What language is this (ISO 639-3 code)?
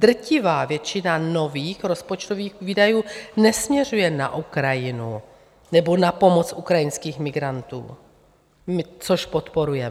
ces